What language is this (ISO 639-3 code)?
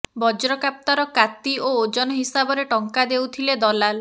ori